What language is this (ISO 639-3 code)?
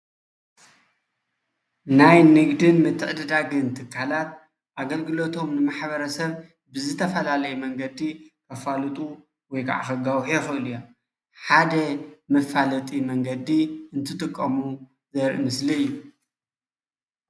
tir